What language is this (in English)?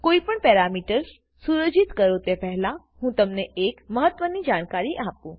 Gujarati